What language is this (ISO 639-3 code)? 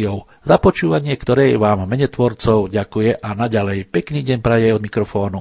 slk